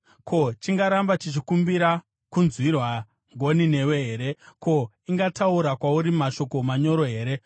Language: Shona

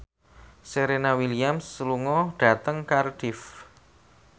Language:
Javanese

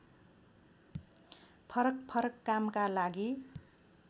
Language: Nepali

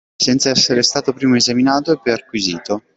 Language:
Italian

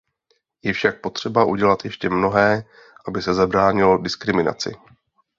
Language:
Czech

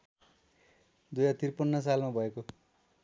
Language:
Nepali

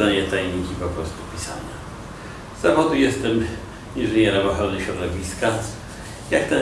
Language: Polish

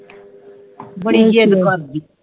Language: Punjabi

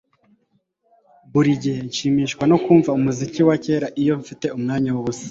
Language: Kinyarwanda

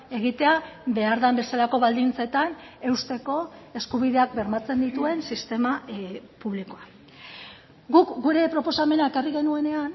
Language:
Basque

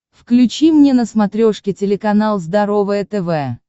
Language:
Russian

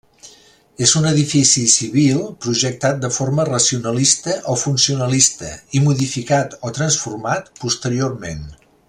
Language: Catalan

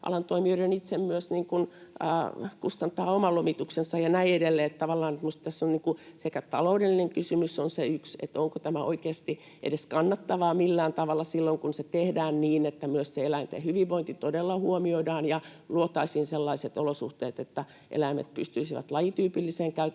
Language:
Finnish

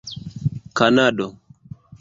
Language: Esperanto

